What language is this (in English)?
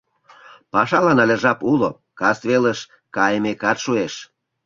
Mari